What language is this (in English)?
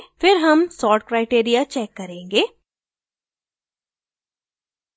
Hindi